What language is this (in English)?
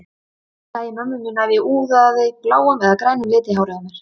Icelandic